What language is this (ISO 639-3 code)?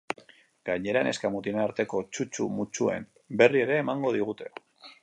eus